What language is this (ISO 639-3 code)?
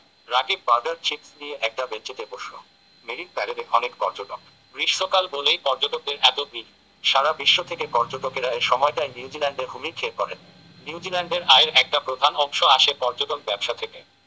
ben